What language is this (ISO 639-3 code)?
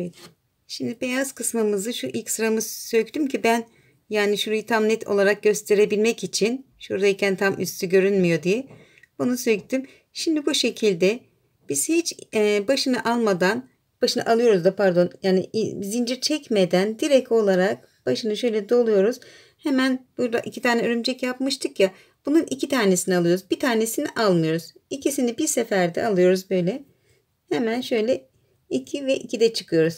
tur